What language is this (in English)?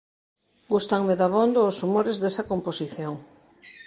Galician